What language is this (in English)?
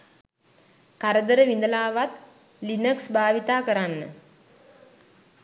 Sinhala